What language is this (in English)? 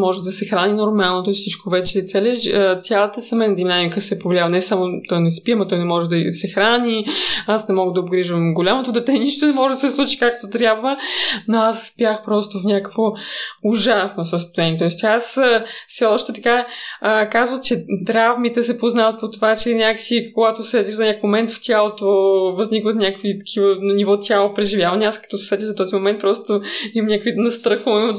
Bulgarian